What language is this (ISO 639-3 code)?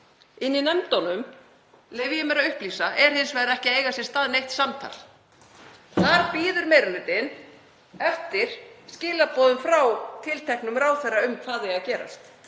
isl